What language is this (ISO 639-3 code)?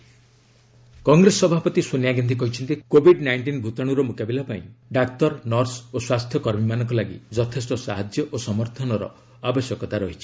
ori